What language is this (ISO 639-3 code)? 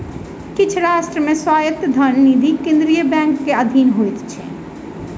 mai